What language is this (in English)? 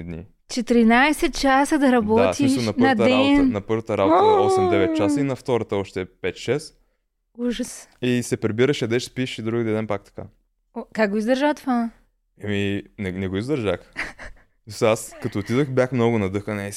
Bulgarian